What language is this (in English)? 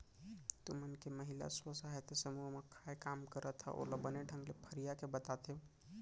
Chhattisgarhi